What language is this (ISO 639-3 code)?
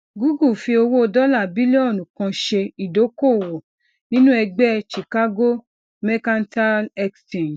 yor